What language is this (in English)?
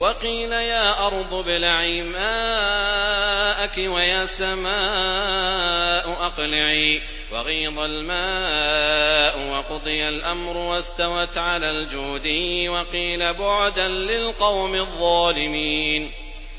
Arabic